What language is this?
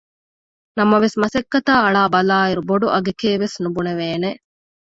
Divehi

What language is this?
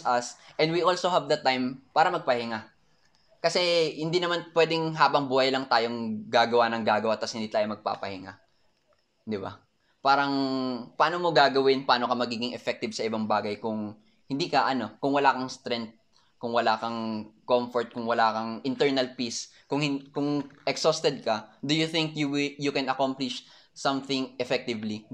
Filipino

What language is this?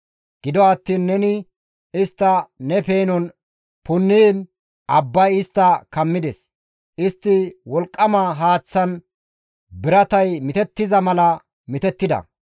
Gamo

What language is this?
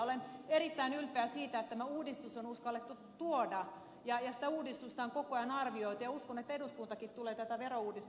Finnish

